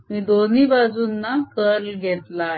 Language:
Marathi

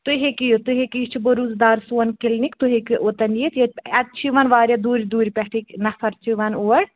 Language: Kashmiri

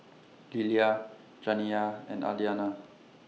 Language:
English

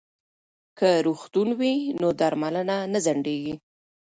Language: Pashto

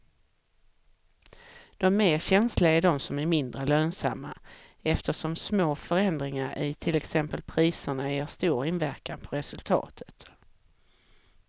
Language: Swedish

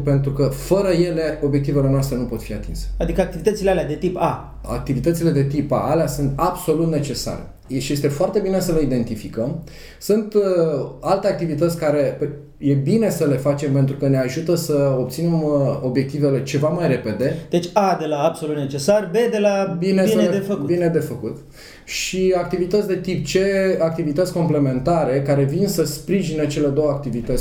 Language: Romanian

